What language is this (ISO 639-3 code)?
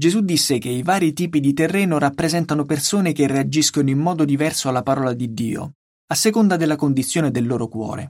ita